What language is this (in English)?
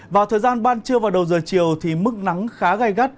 Vietnamese